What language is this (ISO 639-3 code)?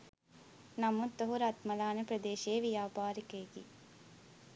sin